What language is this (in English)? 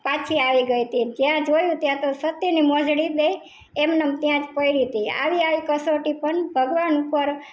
Gujarati